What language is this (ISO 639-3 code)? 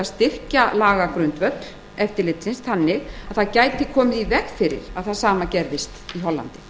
isl